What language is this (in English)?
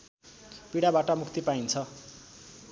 Nepali